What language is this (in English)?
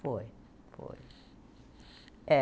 Portuguese